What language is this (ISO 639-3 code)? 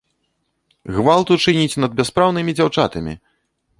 bel